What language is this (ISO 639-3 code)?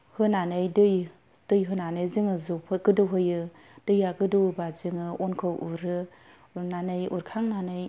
brx